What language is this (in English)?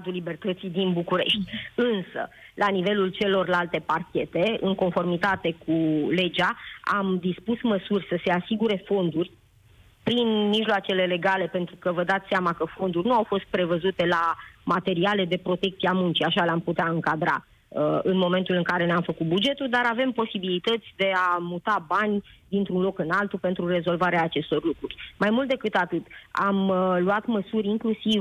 Romanian